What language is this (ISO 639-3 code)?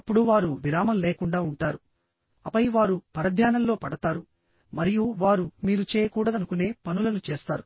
tel